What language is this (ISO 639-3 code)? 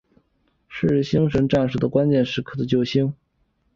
zho